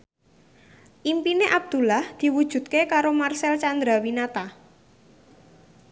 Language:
Javanese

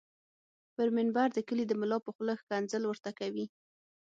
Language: Pashto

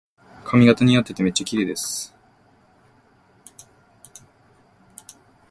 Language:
Japanese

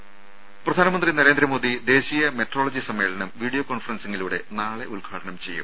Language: Malayalam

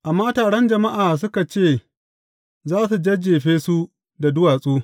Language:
Hausa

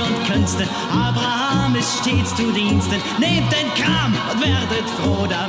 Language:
German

